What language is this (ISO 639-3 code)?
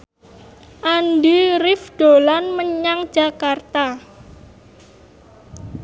jav